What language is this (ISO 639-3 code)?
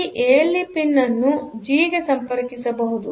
kan